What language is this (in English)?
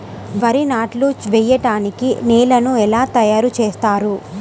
Telugu